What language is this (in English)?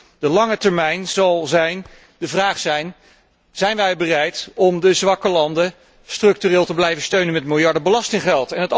Dutch